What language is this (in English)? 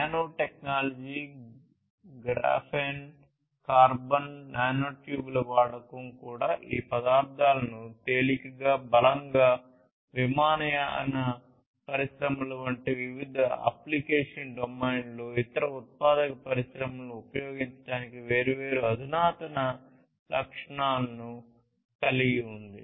Telugu